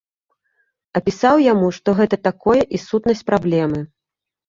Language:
Belarusian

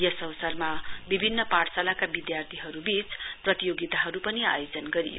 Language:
Nepali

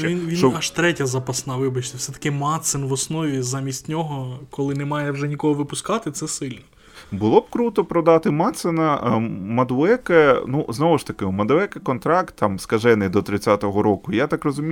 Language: Ukrainian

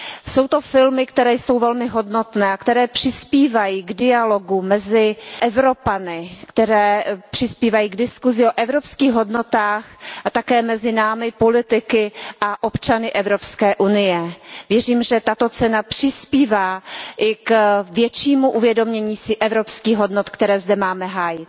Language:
Czech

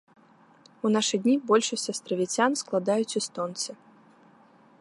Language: Belarusian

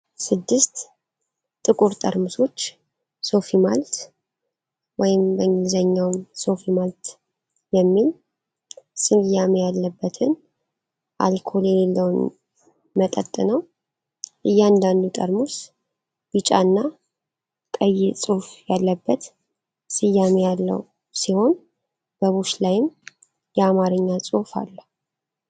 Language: Amharic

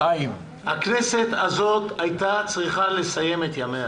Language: Hebrew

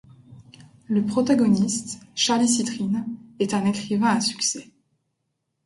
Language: French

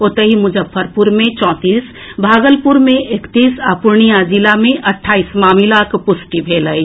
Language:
Maithili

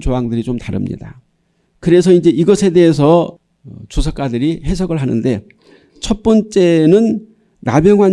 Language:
Korean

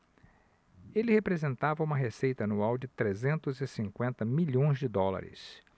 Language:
Portuguese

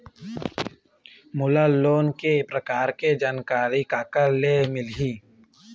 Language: Chhattisgarhi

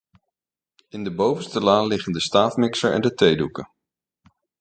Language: Dutch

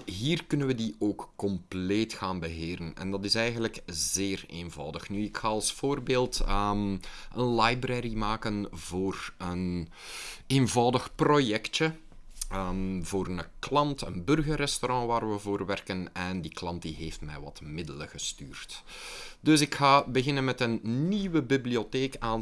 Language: Dutch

